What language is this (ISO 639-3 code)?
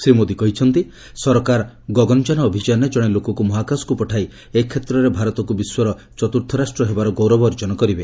ori